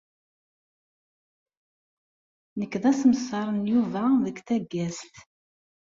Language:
Kabyle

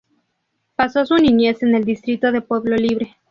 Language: Spanish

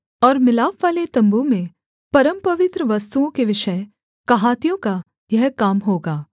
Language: Hindi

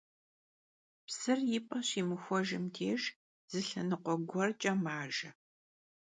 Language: Kabardian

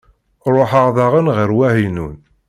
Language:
Kabyle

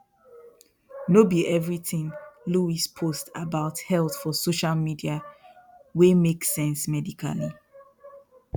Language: Nigerian Pidgin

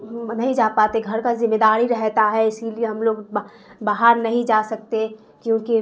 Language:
Urdu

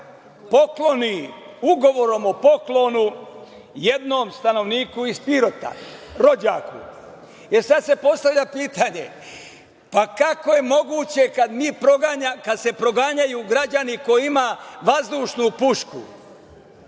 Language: Serbian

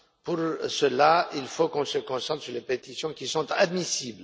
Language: French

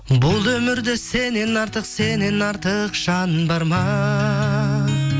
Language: Kazakh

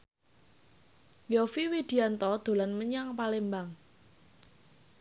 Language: Javanese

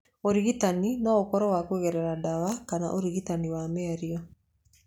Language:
Kikuyu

